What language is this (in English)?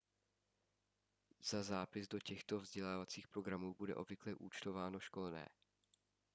Czech